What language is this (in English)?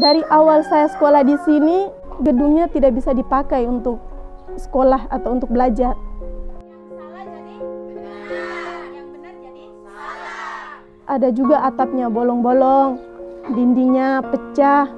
Indonesian